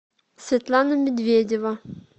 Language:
Russian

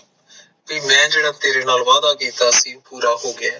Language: Punjabi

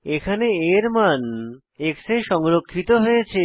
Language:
Bangla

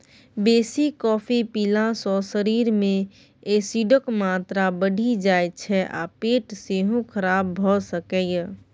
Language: Maithili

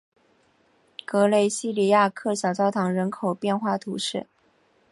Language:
Chinese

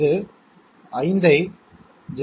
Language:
Tamil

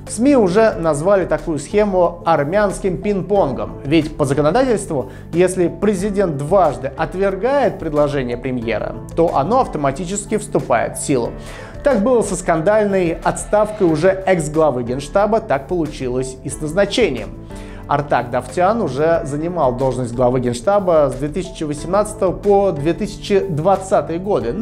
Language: Russian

